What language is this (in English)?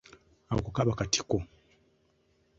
Ganda